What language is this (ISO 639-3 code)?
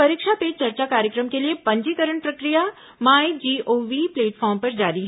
hin